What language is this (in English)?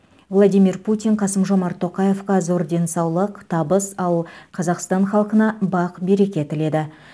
Kazakh